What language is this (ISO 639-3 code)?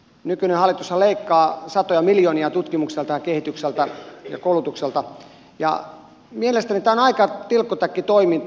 fin